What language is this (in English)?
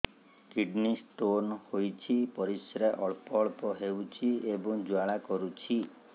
Odia